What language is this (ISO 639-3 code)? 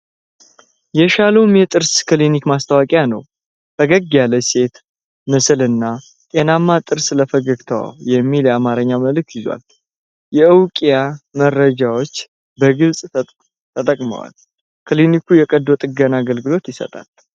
amh